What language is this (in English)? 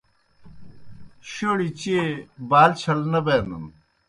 Kohistani Shina